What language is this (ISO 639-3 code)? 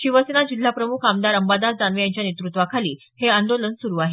mar